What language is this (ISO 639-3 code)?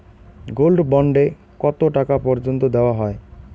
ben